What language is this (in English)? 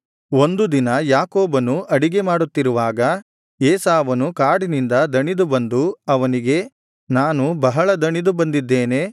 Kannada